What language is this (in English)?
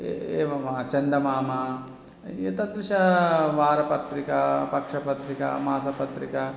Sanskrit